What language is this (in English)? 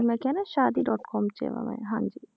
Punjabi